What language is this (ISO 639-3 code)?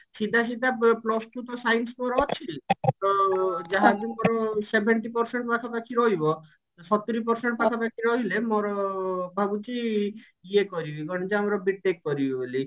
ori